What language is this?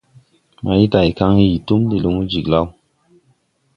Tupuri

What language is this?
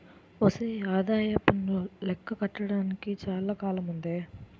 Telugu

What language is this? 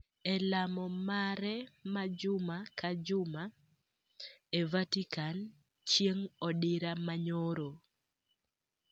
Luo (Kenya and Tanzania)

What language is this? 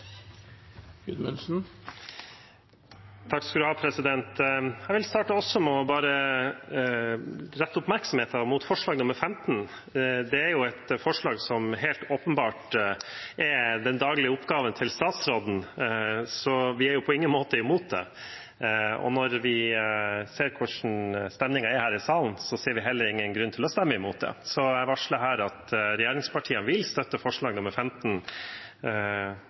Norwegian Bokmål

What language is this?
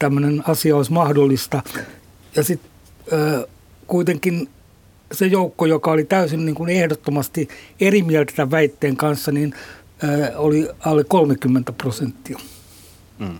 Finnish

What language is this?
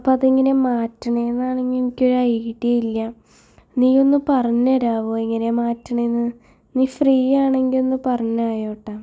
Malayalam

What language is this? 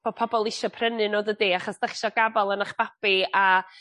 Welsh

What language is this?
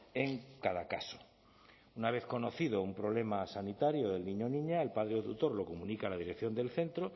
Spanish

